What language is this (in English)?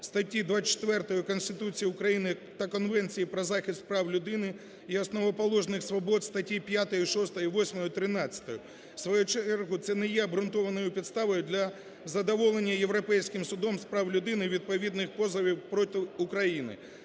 Ukrainian